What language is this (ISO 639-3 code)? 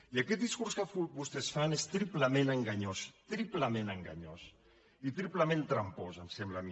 cat